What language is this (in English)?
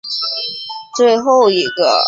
Chinese